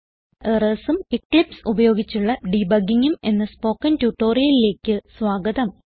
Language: Malayalam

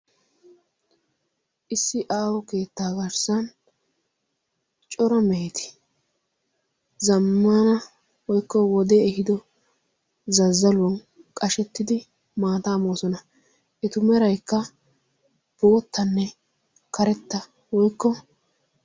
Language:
Wolaytta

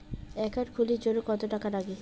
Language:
Bangla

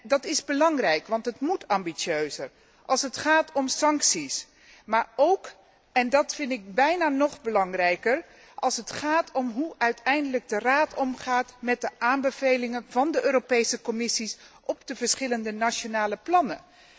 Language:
Dutch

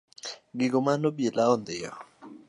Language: Luo (Kenya and Tanzania)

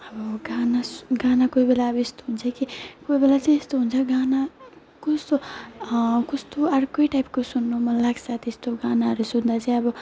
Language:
Nepali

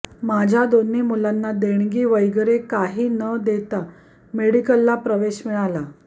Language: Marathi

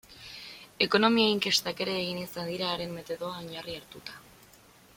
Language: Basque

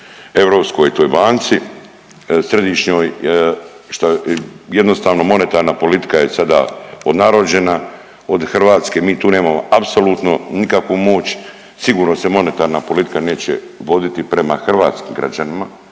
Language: Croatian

